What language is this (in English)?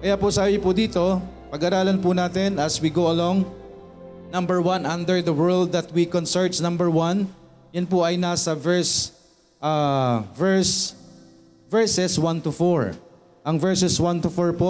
Filipino